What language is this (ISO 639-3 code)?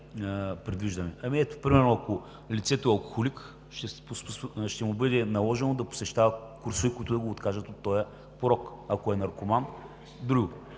bul